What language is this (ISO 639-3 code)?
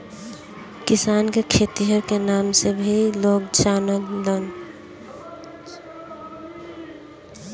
bho